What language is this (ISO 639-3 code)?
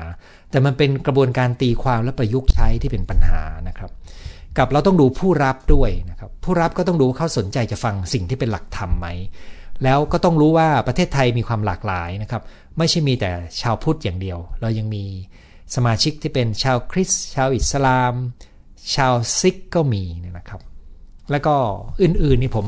tha